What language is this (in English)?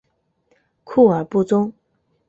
Chinese